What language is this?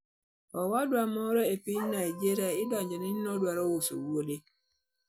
Luo (Kenya and Tanzania)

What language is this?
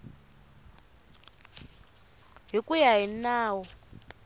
Tsonga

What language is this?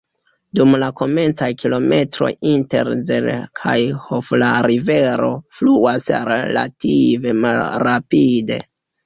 Esperanto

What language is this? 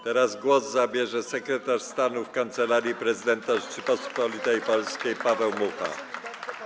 Polish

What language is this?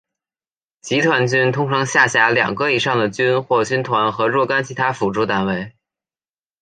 Chinese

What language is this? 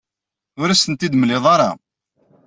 Kabyle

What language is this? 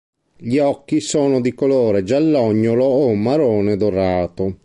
Italian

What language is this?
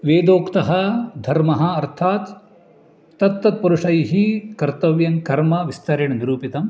Sanskrit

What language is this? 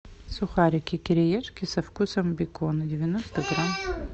Russian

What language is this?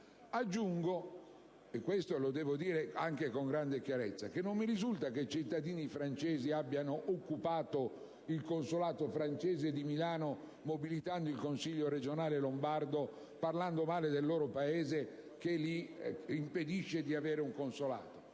Italian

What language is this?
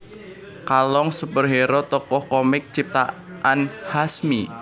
Javanese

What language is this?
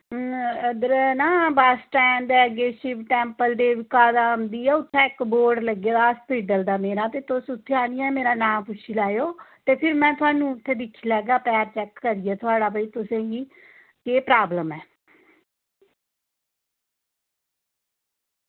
Dogri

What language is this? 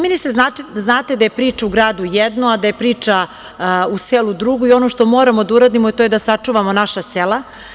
Serbian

